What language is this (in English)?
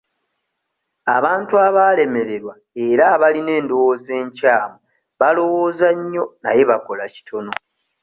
Ganda